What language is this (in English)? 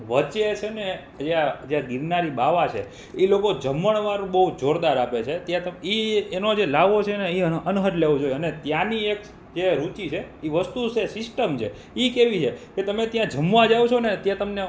Gujarati